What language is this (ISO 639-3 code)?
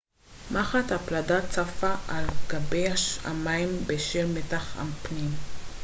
heb